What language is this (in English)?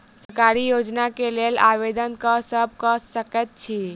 Maithili